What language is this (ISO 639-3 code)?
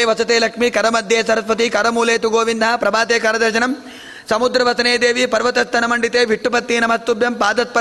kan